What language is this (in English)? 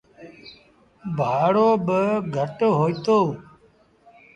Sindhi Bhil